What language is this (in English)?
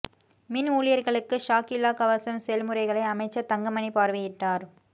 Tamil